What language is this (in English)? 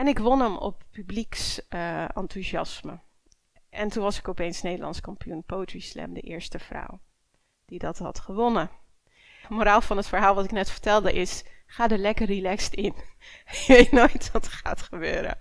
Dutch